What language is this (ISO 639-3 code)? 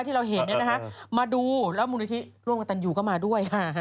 tha